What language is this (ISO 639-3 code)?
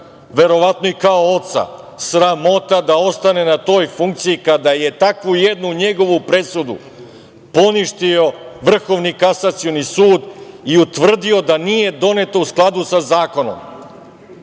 srp